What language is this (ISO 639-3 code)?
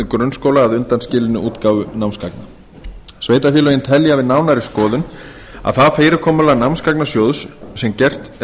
isl